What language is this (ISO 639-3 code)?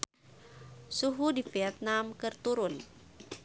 sun